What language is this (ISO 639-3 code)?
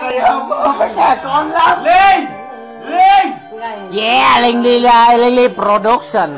vie